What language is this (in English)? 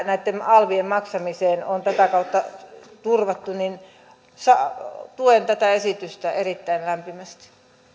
Finnish